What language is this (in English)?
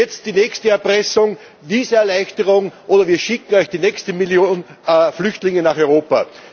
German